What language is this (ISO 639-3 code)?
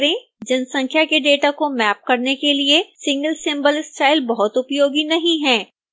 hin